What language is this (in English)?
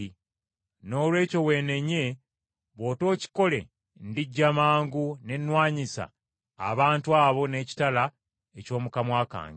Ganda